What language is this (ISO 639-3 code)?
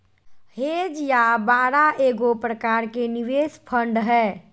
mag